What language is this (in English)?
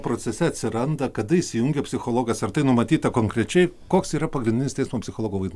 Lithuanian